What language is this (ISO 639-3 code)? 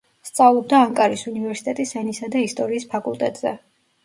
kat